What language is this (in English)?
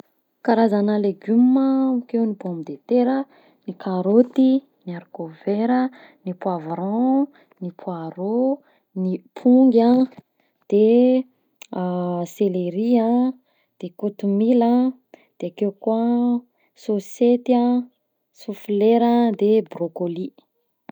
Southern Betsimisaraka Malagasy